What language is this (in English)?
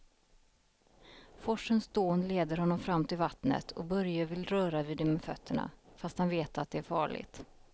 Swedish